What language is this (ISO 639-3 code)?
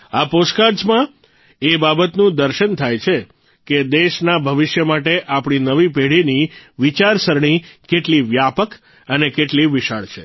guj